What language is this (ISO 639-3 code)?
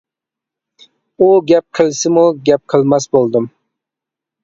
uig